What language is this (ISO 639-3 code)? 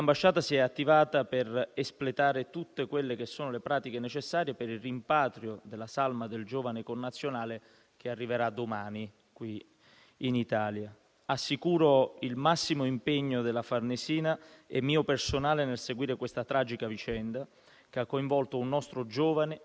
ita